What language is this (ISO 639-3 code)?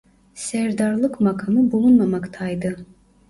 tur